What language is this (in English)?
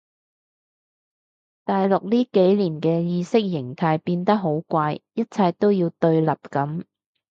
Cantonese